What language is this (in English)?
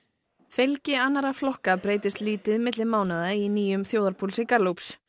Icelandic